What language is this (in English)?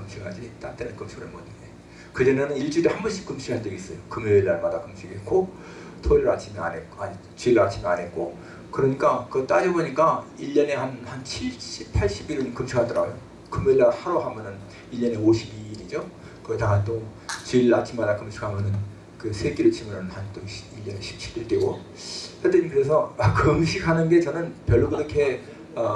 Korean